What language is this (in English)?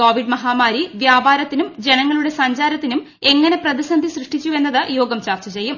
Malayalam